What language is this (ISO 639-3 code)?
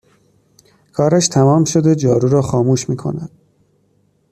fas